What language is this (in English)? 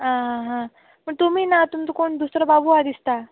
Konkani